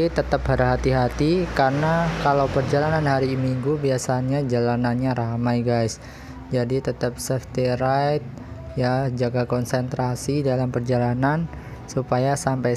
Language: Indonesian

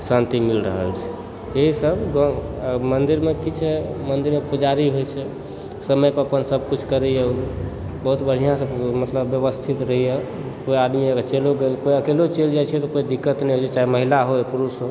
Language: Maithili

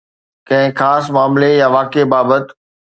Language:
Sindhi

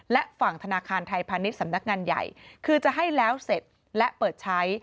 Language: Thai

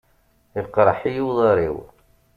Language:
Kabyle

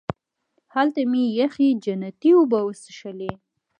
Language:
Pashto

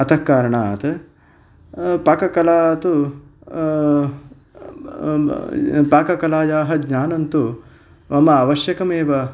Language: Sanskrit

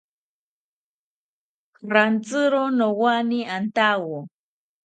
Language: South Ucayali Ashéninka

